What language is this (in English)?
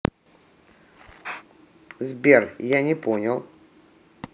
Russian